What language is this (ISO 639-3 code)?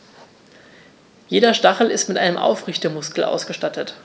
deu